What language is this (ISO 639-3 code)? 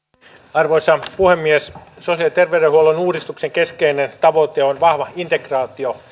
fin